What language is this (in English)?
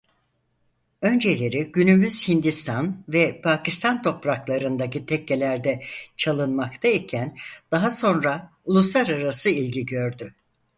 Turkish